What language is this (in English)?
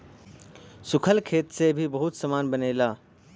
Bhojpuri